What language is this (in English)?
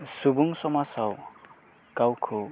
Bodo